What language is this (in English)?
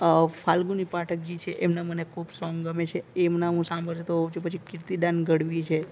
Gujarati